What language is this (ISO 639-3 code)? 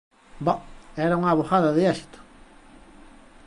glg